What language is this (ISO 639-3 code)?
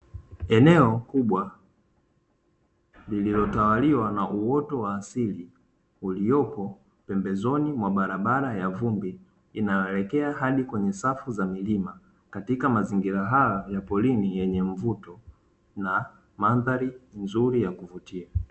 swa